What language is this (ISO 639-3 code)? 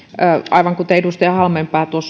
fin